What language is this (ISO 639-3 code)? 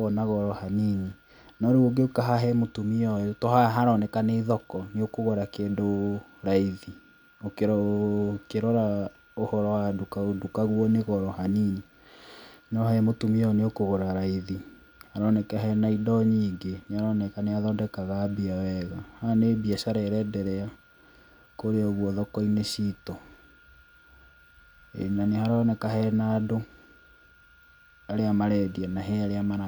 kik